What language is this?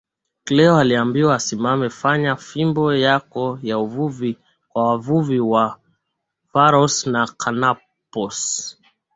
Swahili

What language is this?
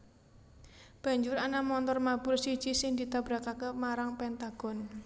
Javanese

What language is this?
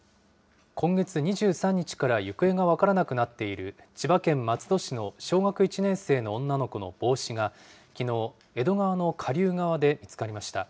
Japanese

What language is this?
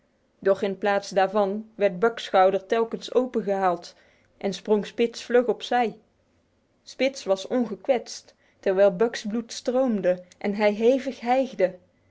Dutch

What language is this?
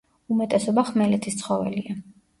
Georgian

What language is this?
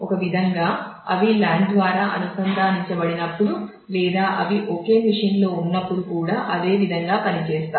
Telugu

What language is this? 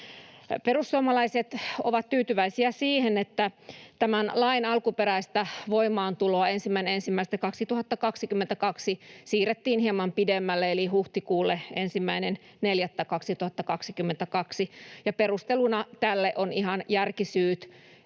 Finnish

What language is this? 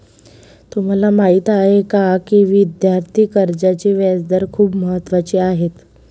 Marathi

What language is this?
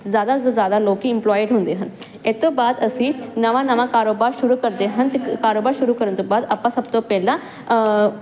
Punjabi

